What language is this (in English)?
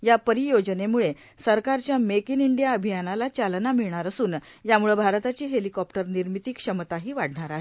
Marathi